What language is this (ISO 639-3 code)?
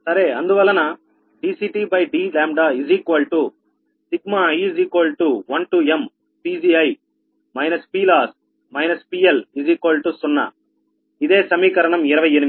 tel